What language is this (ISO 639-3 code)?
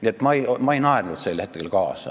est